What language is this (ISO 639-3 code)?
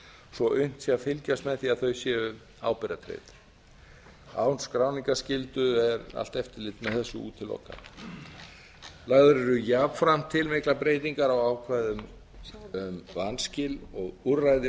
isl